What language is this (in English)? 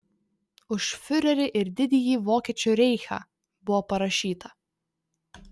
Lithuanian